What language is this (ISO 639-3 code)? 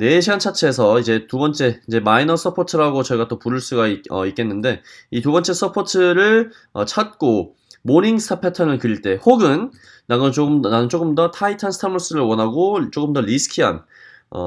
kor